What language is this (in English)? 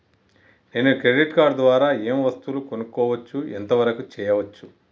Telugu